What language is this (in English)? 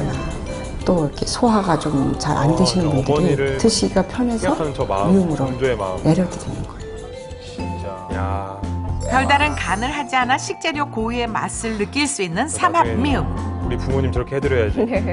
Korean